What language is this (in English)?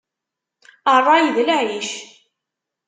Kabyle